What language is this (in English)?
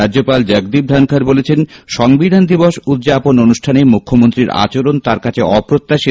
Bangla